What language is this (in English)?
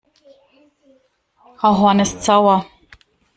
German